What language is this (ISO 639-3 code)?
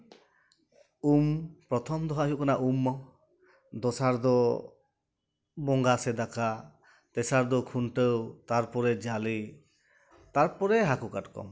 sat